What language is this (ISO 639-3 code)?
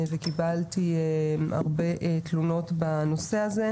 heb